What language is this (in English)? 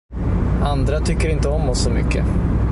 Swedish